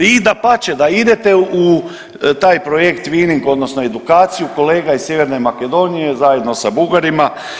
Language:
Croatian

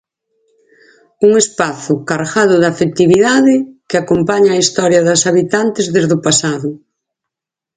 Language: Galician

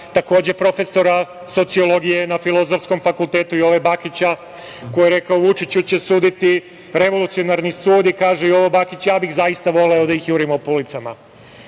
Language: Serbian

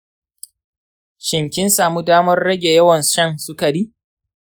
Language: Hausa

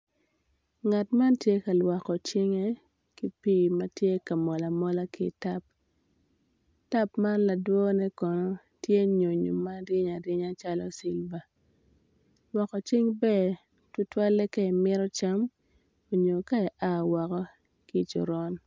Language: Acoli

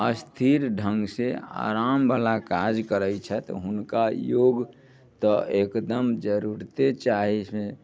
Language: Maithili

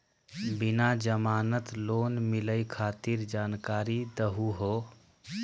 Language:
Magahi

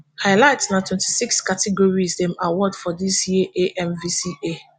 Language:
Nigerian Pidgin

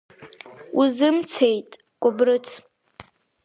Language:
Abkhazian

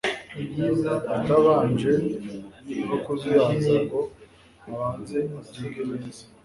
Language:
Kinyarwanda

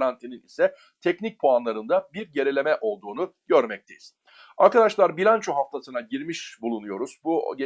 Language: Turkish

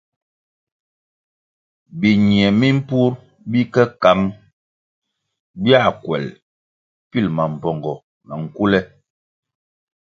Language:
Kwasio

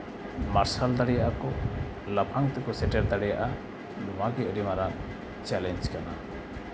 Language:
Santali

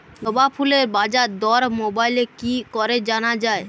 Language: Bangla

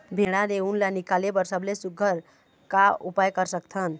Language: Chhattisgarhi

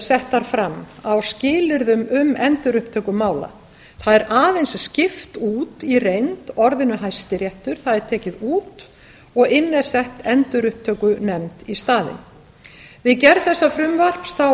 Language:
Icelandic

